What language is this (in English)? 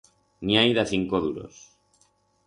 Aragonese